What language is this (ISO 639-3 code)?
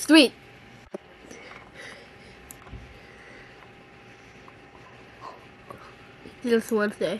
eng